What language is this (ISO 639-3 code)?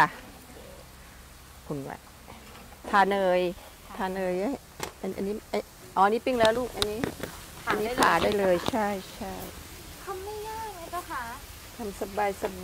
tha